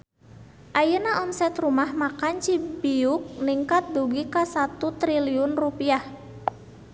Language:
Sundanese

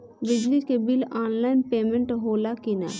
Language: Bhojpuri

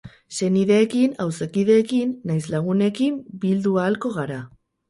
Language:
Basque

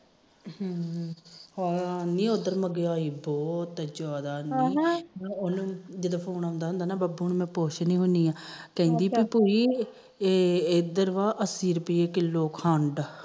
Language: Punjabi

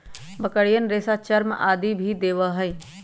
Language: Magahi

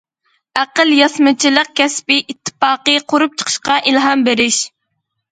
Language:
Uyghur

